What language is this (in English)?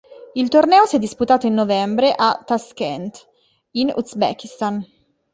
Italian